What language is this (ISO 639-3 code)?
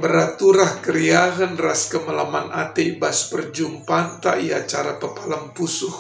ind